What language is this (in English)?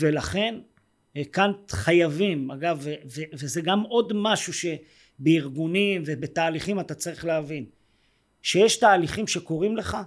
Hebrew